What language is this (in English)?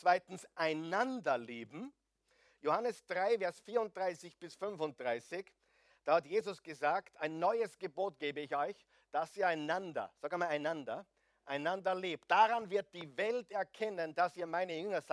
German